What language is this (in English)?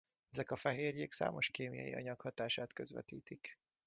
Hungarian